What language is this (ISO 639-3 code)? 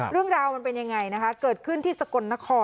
tha